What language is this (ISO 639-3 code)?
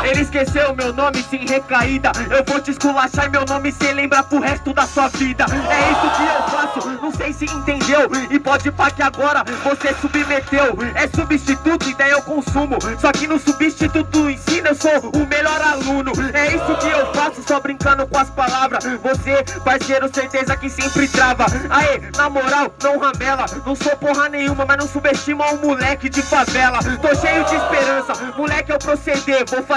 por